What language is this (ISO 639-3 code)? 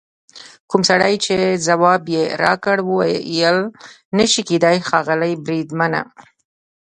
pus